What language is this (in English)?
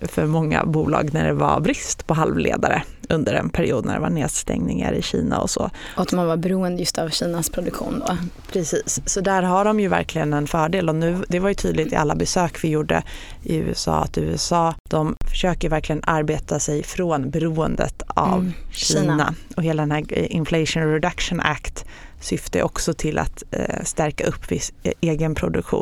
Swedish